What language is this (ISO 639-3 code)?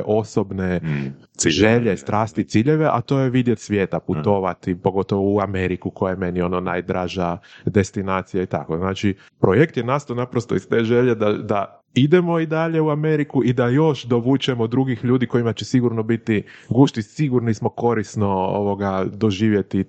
hrv